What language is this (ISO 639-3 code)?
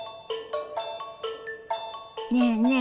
jpn